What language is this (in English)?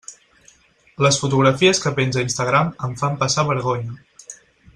Catalan